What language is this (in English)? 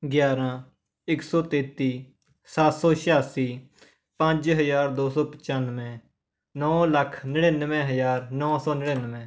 Punjabi